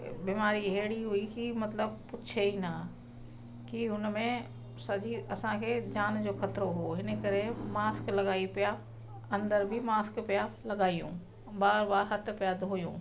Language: Sindhi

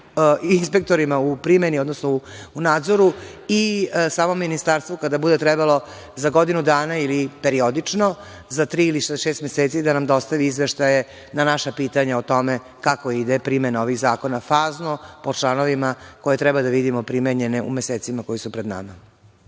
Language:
Serbian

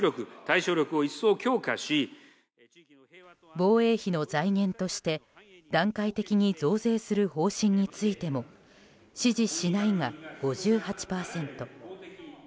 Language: Japanese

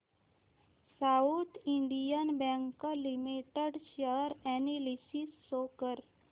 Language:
Marathi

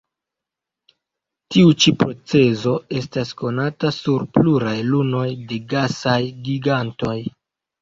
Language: Esperanto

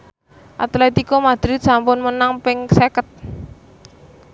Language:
Javanese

